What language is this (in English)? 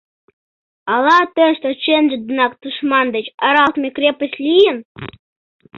Mari